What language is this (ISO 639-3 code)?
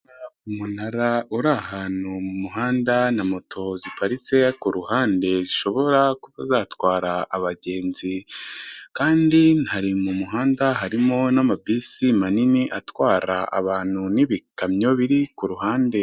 kin